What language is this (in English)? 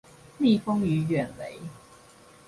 Chinese